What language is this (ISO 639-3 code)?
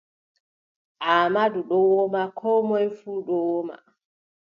fub